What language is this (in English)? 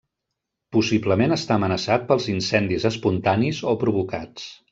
Catalan